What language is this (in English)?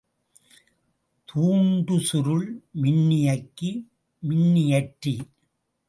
Tamil